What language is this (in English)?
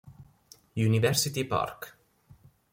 Italian